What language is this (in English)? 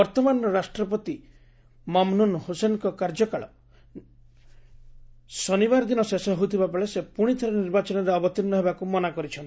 Odia